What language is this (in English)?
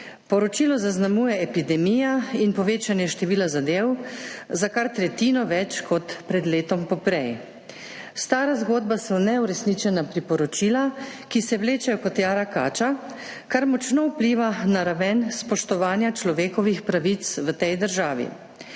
Slovenian